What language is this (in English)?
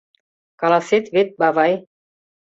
Mari